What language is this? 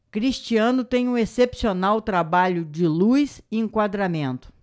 Portuguese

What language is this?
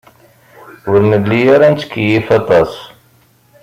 Kabyle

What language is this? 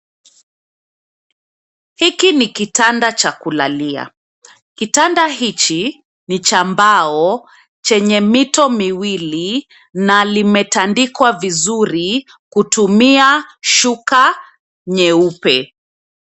Swahili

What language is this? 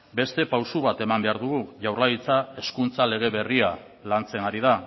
Basque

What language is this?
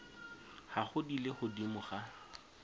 Tswana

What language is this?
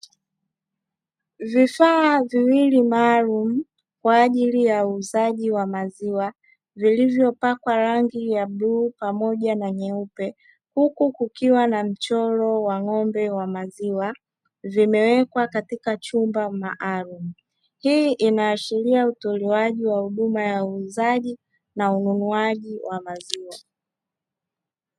Swahili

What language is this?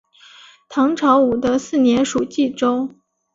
Chinese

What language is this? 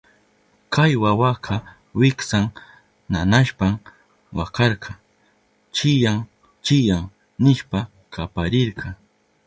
Southern Pastaza Quechua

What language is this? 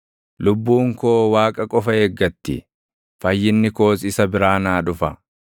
Oromo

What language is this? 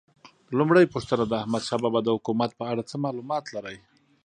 Pashto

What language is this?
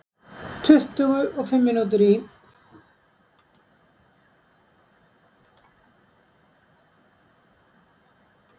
Icelandic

